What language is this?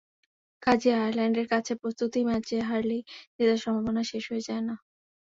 Bangla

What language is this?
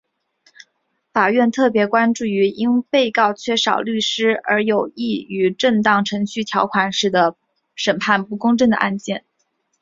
Chinese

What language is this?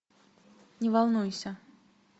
Russian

